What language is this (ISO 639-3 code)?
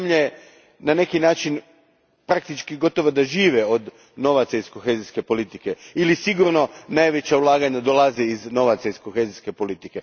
hrv